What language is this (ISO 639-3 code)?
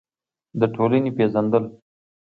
pus